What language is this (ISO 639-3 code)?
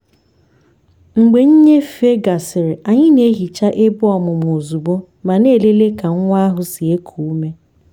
ibo